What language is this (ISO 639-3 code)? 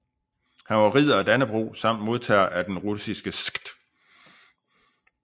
dan